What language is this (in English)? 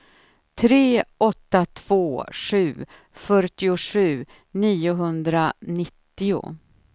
Swedish